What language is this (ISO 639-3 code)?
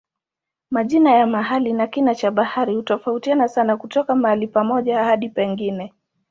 swa